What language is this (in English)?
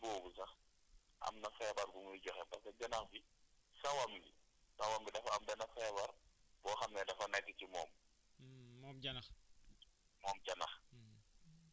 Wolof